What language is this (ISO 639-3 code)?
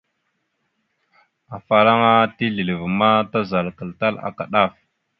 mxu